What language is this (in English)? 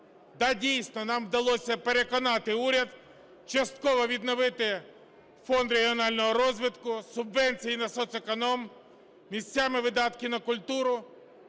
Ukrainian